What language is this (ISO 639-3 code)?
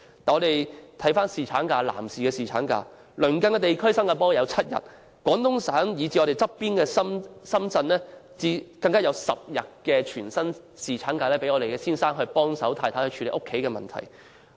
yue